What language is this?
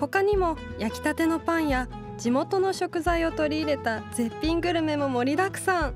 Japanese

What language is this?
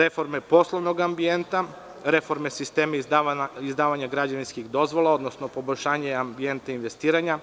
Serbian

